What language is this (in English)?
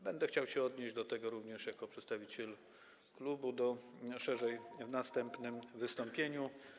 Polish